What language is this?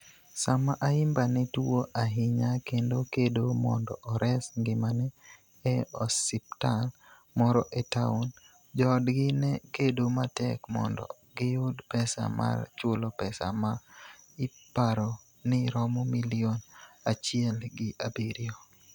Luo (Kenya and Tanzania)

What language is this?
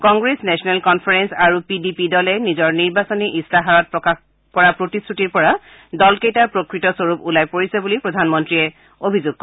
Assamese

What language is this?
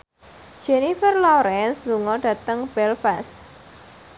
Javanese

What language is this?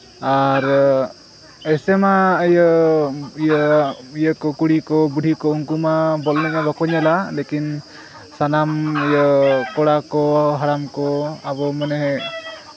Santali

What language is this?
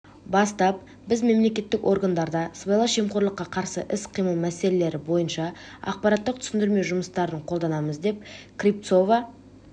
Kazakh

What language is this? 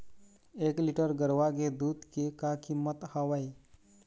Chhattisgarhi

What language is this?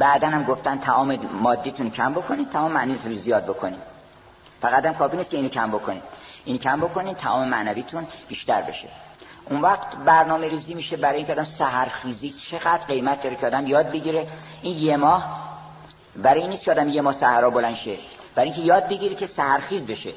Persian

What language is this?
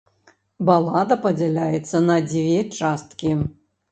Belarusian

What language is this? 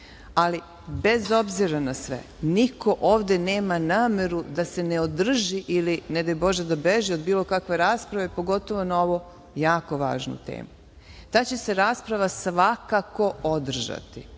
Serbian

